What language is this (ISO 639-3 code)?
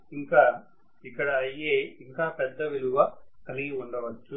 tel